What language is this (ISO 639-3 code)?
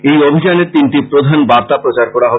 ben